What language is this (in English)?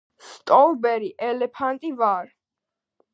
Georgian